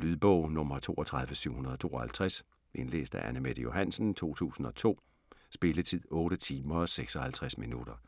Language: Danish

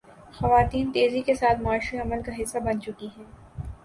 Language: Urdu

